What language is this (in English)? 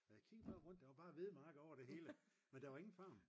Danish